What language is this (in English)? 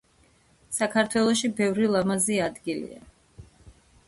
Georgian